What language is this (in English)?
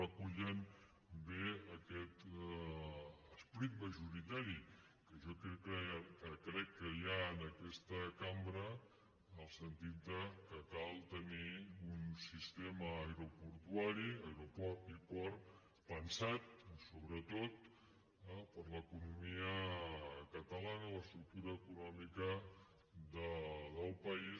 Catalan